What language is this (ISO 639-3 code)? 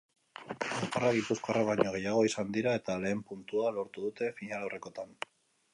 eus